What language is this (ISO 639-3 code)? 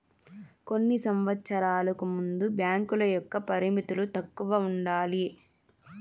tel